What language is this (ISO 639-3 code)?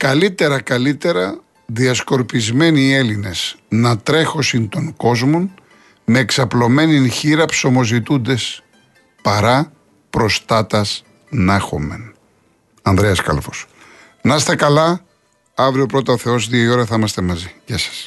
ell